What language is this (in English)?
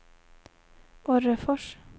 Swedish